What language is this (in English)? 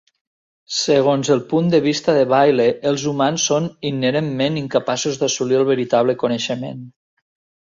Catalan